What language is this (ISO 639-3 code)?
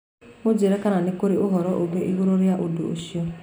kik